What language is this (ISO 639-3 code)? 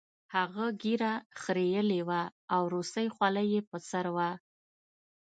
pus